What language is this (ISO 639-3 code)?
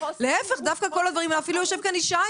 heb